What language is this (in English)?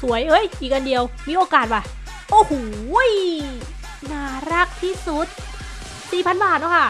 Thai